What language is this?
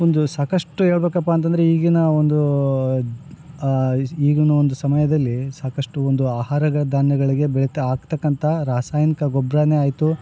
Kannada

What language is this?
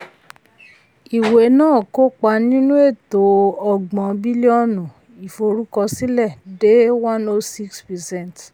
Yoruba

